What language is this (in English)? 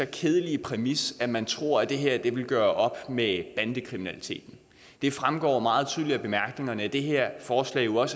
Danish